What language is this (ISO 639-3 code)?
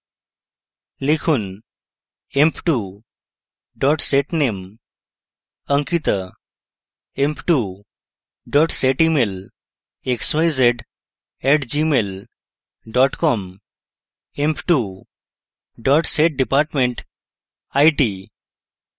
ben